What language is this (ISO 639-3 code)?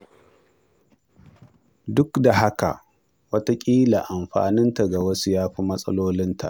hau